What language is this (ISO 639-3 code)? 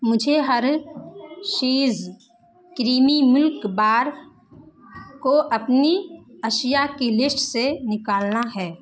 urd